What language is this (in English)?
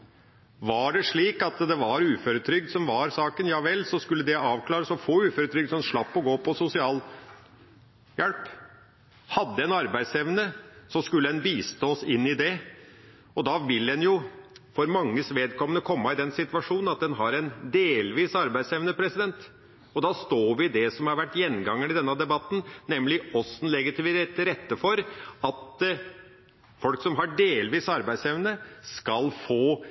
Norwegian Bokmål